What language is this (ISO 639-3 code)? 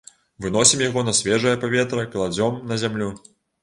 bel